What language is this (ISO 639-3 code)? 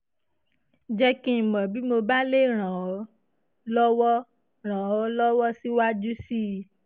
yor